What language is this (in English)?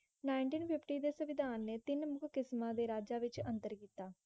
Punjabi